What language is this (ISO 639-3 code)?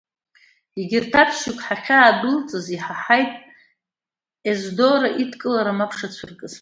abk